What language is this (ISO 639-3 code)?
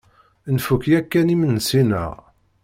kab